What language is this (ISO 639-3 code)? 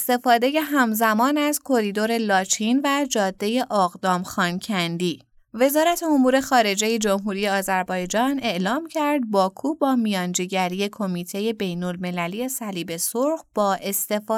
fas